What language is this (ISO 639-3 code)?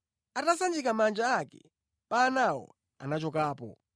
nya